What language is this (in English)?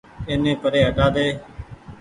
Goaria